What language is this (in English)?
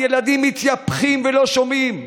Hebrew